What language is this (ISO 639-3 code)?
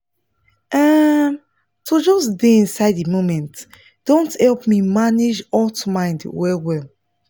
pcm